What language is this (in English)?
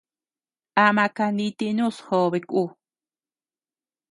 Tepeuxila Cuicatec